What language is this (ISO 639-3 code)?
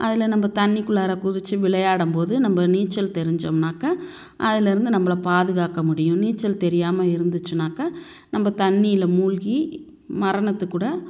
tam